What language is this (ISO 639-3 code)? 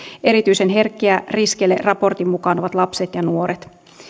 fin